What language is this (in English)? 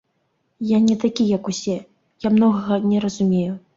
Belarusian